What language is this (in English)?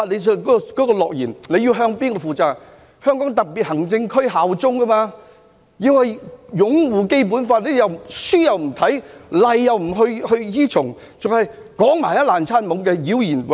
Cantonese